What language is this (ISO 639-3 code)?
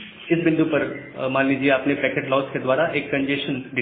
hin